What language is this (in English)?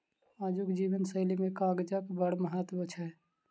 Maithili